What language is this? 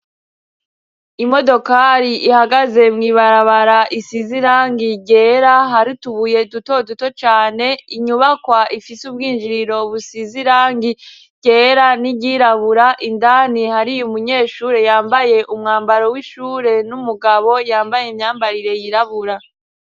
Rundi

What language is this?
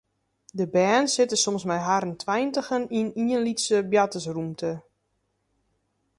Western Frisian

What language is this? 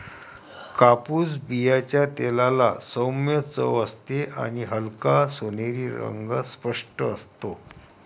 Marathi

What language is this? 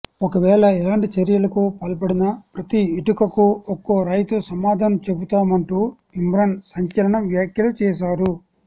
Telugu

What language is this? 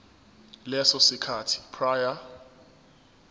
Zulu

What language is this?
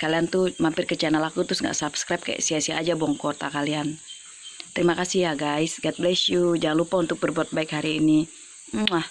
Indonesian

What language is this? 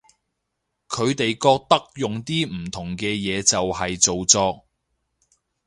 Cantonese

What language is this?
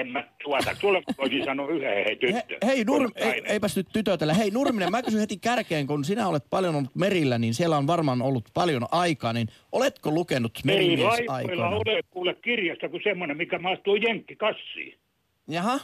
Finnish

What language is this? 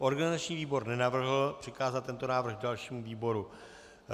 Czech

